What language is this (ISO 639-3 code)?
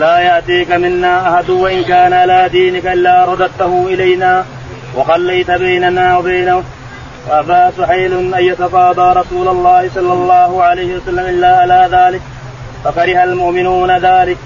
ara